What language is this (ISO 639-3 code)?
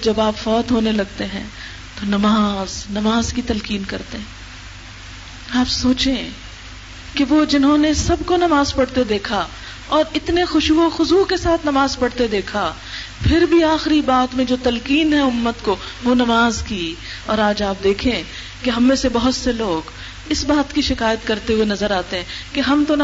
urd